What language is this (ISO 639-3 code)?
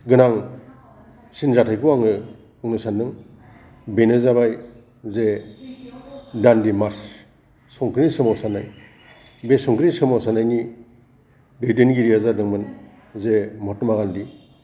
brx